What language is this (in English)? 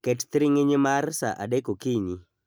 Luo (Kenya and Tanzania)